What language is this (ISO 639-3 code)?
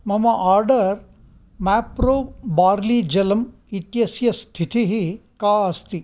san